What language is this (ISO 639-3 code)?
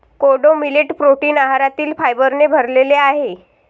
mar